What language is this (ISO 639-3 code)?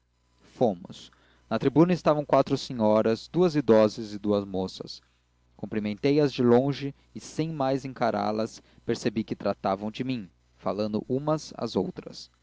por